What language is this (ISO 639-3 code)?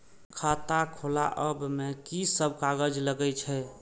mai